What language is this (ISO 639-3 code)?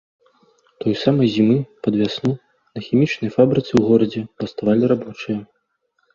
bel